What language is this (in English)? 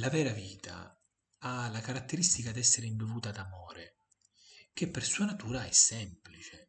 Italian